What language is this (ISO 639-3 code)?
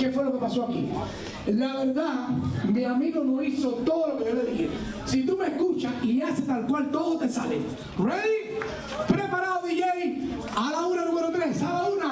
spa